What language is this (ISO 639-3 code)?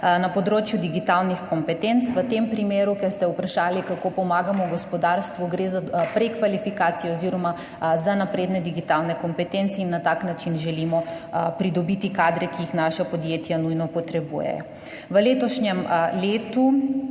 slv